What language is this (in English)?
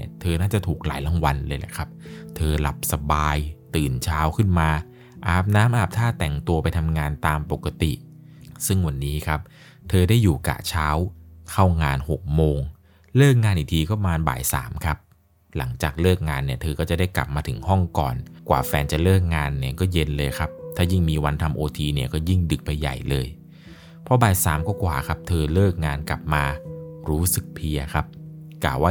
Thai